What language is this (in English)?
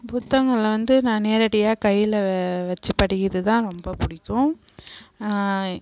Tamil